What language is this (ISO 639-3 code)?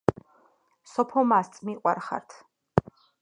kat